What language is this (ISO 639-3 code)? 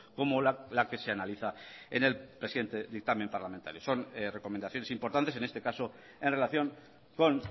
spa